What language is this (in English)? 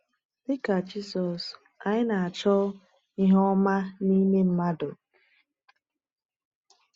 Igbo